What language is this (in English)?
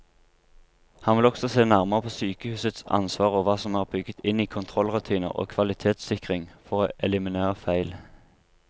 Norwegian